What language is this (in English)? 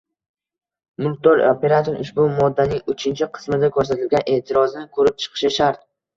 Uzbek